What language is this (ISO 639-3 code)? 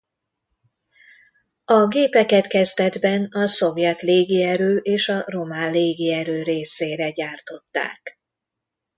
hun